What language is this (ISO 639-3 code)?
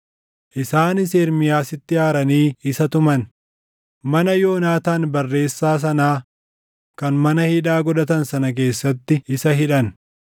orm